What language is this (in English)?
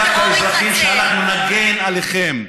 Hebrew